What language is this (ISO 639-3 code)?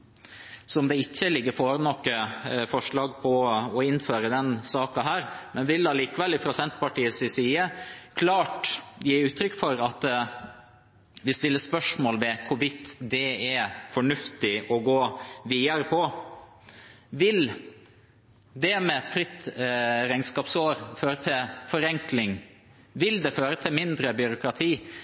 nob